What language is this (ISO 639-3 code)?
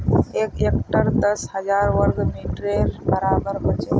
mag